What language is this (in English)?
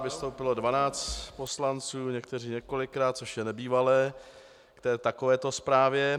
Czech